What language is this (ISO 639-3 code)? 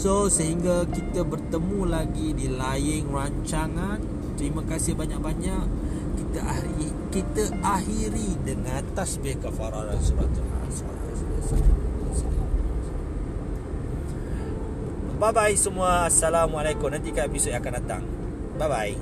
msa